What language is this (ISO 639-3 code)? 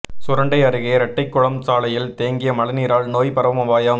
tam